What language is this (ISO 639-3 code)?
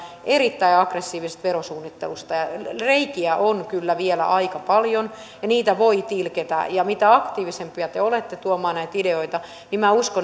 fin